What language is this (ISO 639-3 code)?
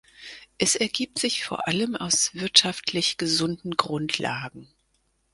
deu